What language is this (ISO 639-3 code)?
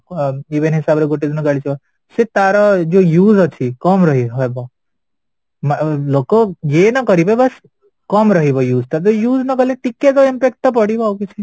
ori